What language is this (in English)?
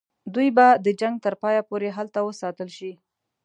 Pashto